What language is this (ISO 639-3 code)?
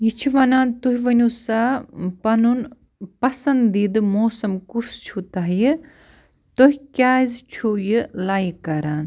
kas